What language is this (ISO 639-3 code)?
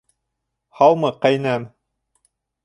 bak